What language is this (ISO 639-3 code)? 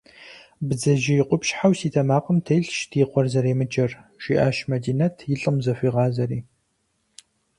kbd